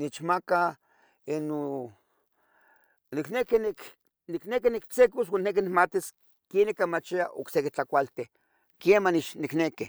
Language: Tetelcingo Nahuatl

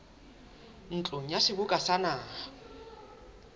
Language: Southern Sotho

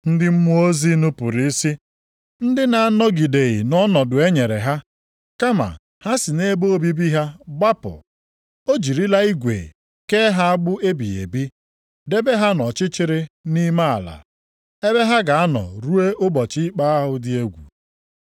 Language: Igbo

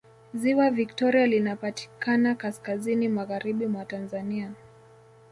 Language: Swahili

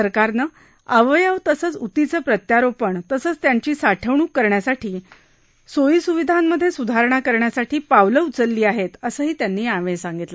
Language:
Marathi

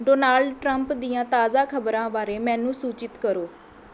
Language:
Punjabi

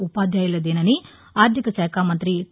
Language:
Telugu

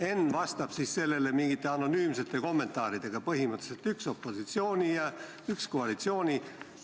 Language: Estonian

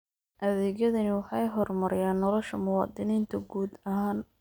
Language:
Somali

